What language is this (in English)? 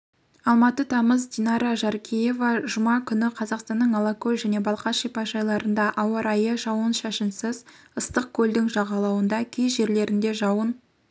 Kazakh